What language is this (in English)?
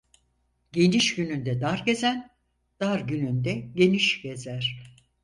Turkish